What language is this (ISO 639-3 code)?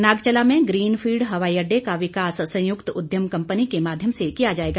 hin